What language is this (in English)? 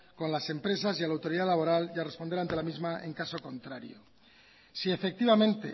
Spanish